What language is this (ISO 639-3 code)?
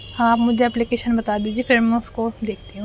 urd